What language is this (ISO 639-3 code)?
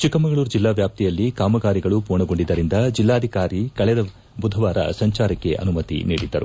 kan